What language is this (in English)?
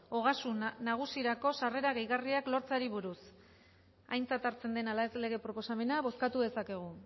Basque